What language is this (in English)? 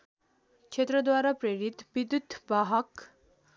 Nepali